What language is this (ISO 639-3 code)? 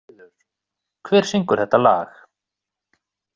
isl